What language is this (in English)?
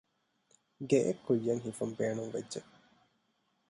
Divehi